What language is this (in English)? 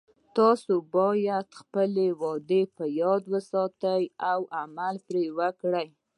Pashto